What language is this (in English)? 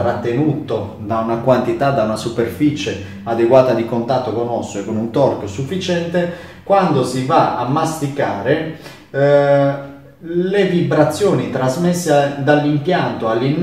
Italian